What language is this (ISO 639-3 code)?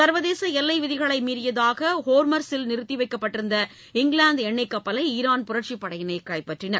tam